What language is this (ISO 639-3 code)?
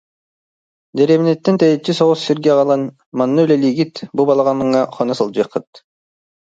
sah